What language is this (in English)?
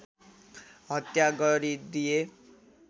Nepali